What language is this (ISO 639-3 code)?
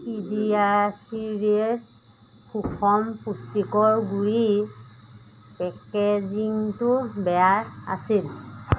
asm